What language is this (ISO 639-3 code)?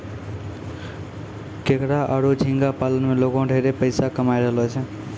mai